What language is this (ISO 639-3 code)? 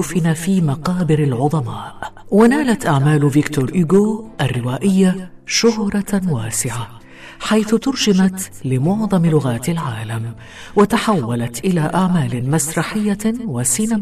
ara